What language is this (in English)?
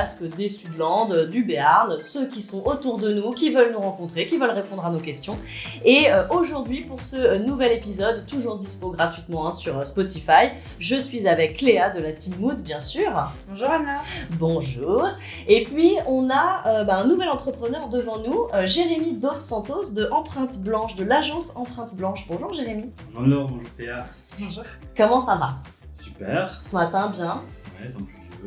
French